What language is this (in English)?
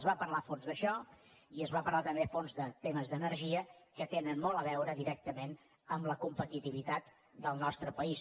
Catalan